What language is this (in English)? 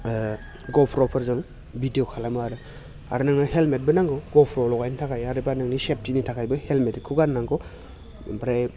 Bodo